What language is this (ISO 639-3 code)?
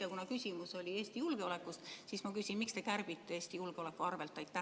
est